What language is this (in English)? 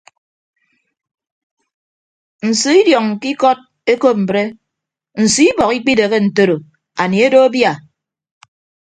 Ibibio